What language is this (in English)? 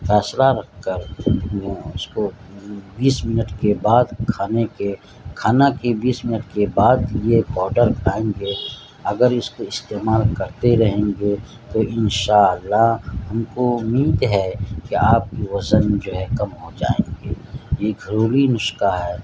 Urdu